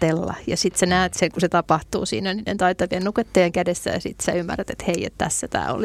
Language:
Finnish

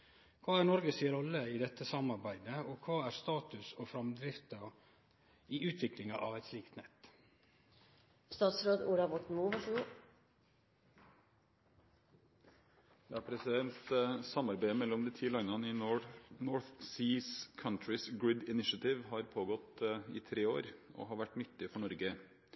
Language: Norwegian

